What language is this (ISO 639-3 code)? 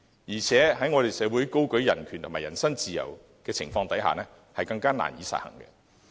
yue